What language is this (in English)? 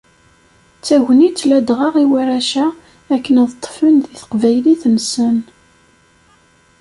Kabyle